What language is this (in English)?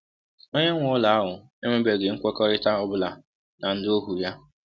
Igbo